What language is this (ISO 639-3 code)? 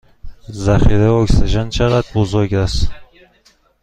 fas